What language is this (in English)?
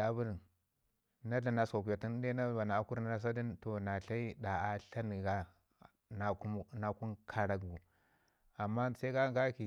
Ngizim